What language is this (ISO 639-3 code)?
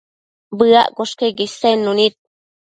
mcf